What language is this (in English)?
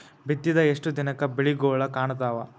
Kannada